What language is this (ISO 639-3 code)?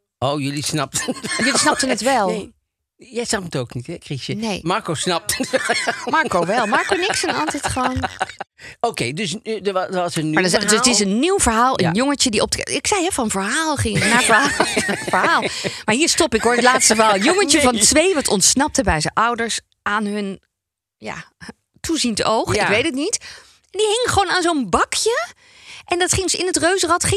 nld